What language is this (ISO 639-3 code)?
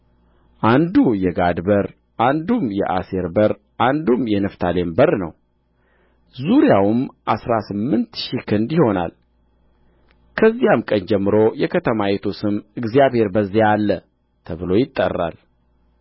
amh